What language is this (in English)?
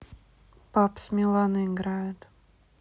Russian